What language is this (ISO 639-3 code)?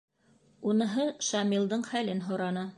bak